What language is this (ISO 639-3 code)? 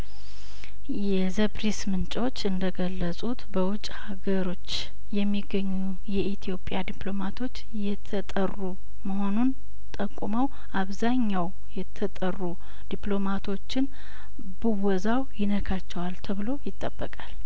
amh